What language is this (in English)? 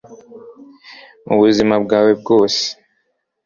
Kinyarwanda